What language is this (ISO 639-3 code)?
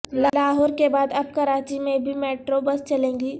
urd